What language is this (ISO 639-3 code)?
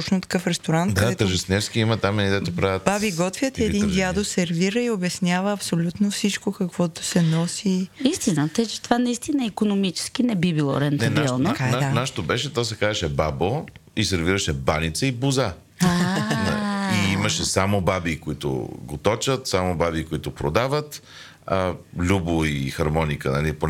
bul